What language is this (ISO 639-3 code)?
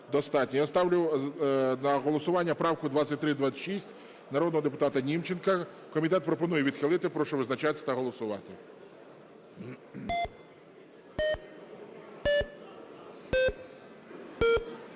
ukr